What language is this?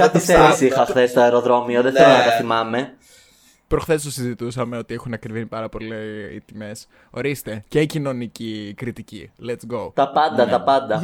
Greek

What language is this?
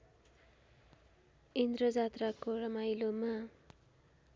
Nepali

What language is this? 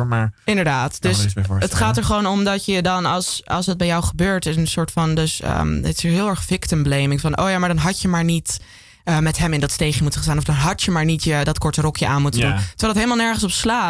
Dutch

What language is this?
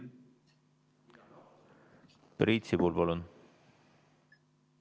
Estonian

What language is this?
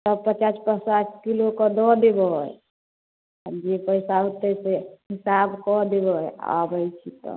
Maithili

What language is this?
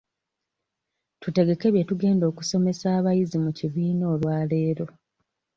Ganda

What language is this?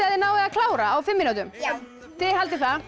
Icelandic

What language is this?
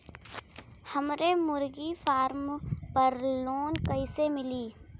Bhojpuri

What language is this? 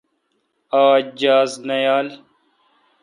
Kalkoti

